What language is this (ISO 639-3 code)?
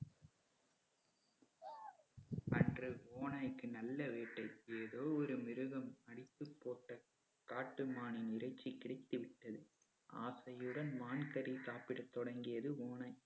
tam